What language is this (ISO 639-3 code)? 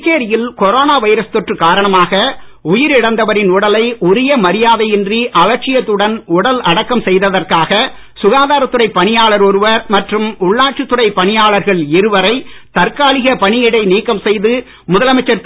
tam